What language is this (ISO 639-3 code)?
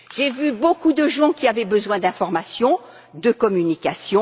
fra